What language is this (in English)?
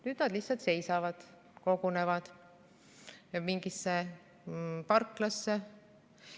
Estonian